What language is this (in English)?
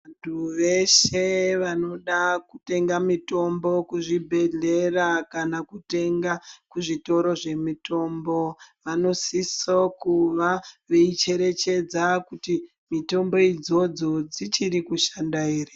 Ndau